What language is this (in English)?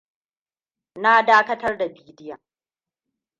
Hausa